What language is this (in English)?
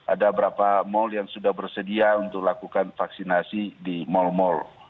Indonesian